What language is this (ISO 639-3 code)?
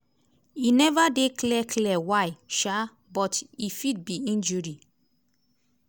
pcm